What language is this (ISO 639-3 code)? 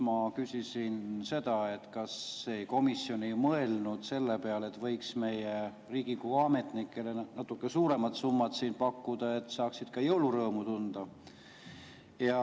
est